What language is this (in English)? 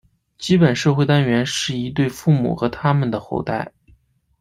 Chinese